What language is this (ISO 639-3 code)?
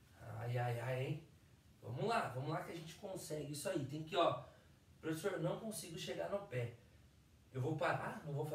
por